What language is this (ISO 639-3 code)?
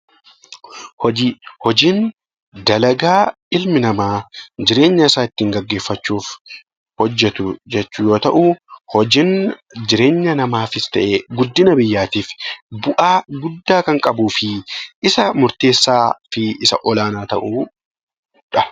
orm